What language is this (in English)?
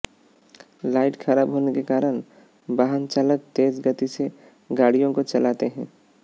Hindi